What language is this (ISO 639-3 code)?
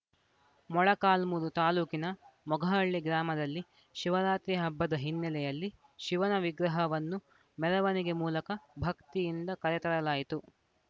kan